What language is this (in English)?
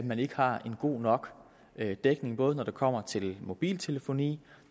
Danish